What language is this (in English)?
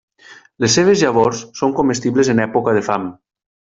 Catalan